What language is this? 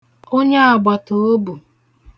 Igbo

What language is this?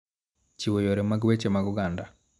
Luo (Kenya and Tanzania)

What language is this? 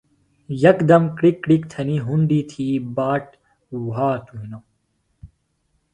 Phalura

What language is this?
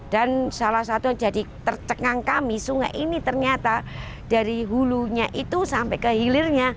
Indonesian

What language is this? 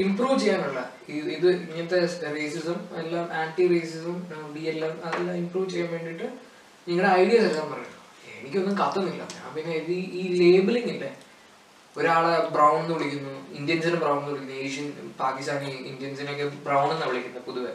Malayalam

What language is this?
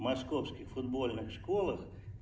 Russian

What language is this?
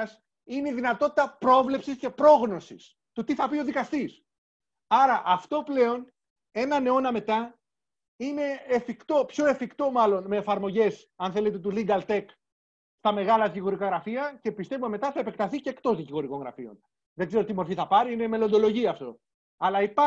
Greek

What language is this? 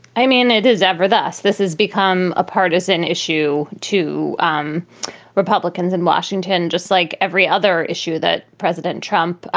English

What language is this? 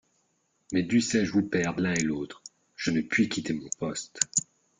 French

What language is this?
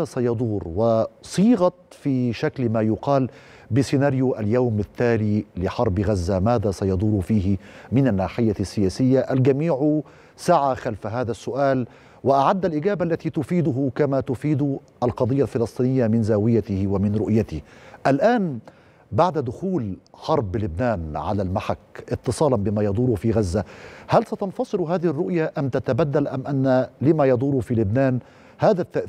Arabic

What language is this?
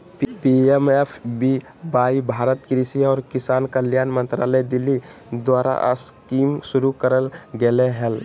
Magahi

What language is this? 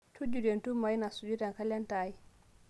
Masai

